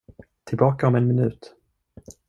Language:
Swedish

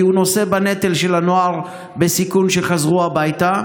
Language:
Hebrew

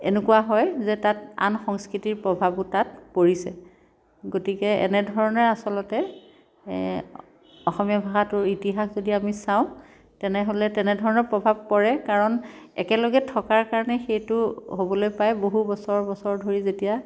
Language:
Assamese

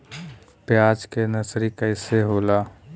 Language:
Bhojpuri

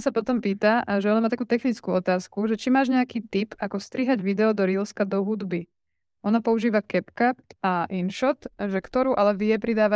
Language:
Slovak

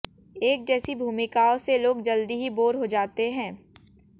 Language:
Hindi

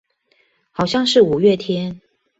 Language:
Chinese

